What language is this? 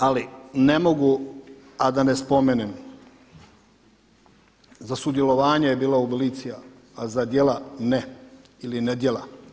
Croatian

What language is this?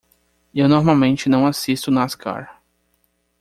Portuguese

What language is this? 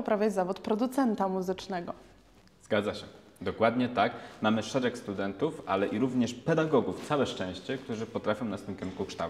Polish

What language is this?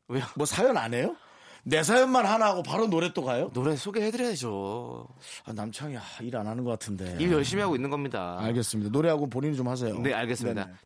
Korean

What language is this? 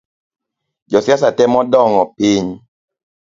Luo (Kenya and Tanzania)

